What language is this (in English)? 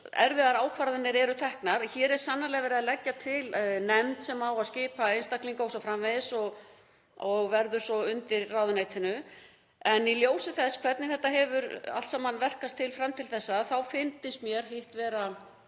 Icelandic